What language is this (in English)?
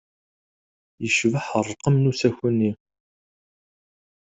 Kabyle